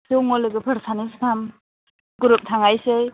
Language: Bodo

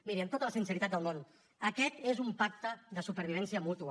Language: Catalan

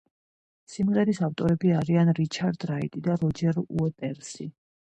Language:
Georgian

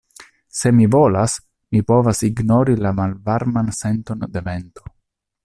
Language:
Esperanto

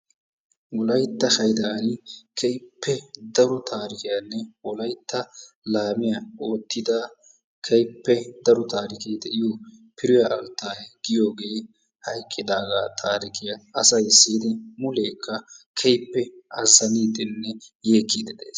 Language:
Wolaytta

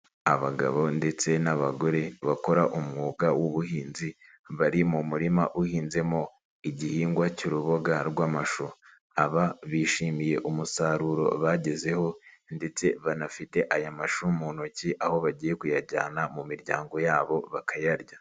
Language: Kinyarwanda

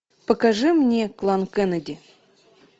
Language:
Russian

